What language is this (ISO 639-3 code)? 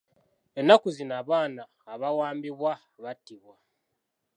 lug